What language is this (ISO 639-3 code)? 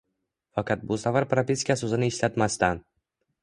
uzb